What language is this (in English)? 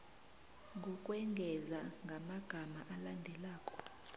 South Ndebele